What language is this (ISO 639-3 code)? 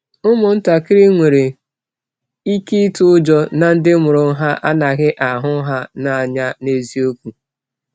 ibo